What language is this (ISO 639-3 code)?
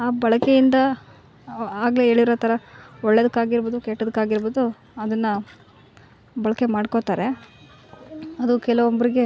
kan